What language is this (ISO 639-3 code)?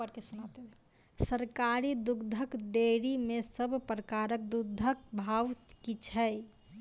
mai